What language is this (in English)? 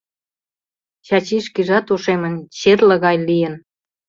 Mari